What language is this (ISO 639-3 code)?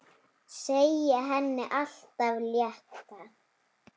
isl